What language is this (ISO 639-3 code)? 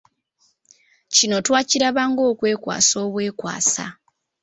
lug